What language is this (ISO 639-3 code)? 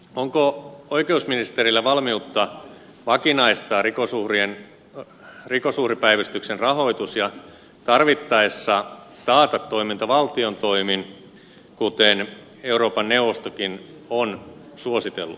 fin